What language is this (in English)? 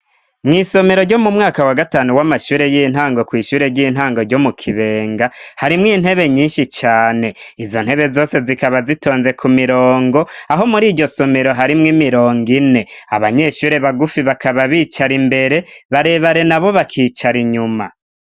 Rundi